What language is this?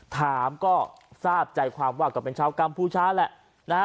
Thai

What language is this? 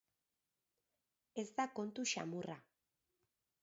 Basque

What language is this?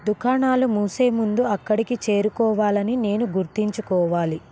Telugu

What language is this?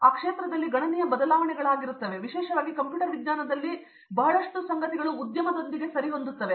Kannada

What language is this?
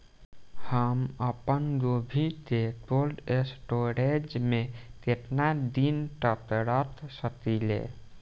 Bhojpuri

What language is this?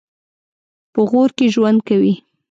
Pashto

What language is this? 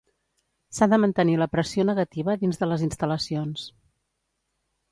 Catalan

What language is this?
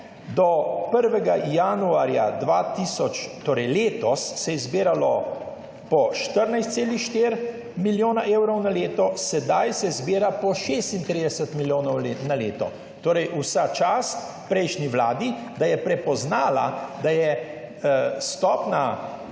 Slovenian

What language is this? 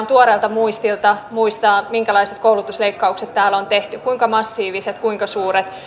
Finnish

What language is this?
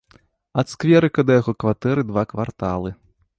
Belarusian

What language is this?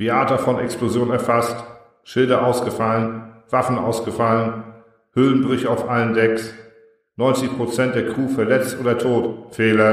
German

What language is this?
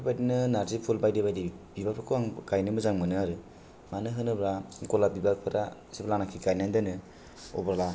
Bodo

